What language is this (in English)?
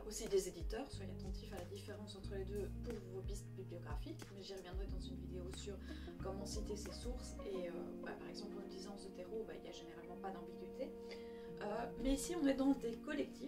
French